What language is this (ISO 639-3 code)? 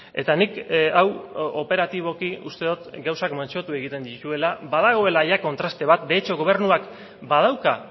eus